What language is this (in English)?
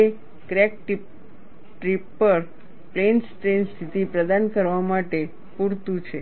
Gujarati